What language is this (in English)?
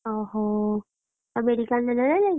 Odia